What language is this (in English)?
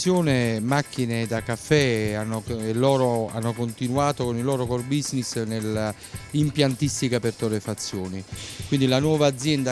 Italian